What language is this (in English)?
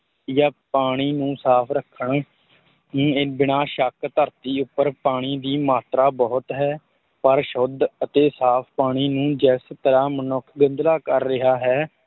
Punjabi